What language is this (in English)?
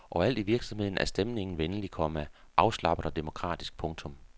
Danish